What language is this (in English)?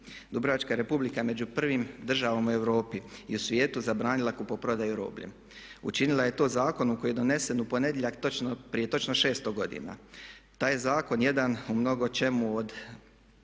Croatian